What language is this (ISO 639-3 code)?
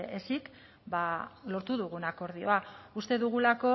eus